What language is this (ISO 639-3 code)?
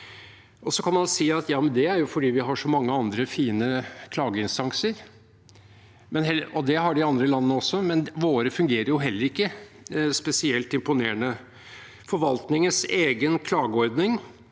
nor